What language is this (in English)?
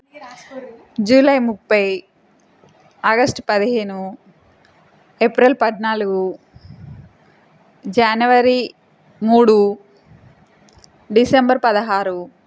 Telugu